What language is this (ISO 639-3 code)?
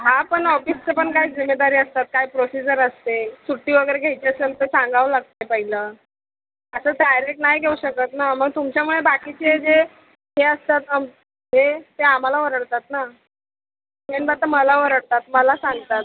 mar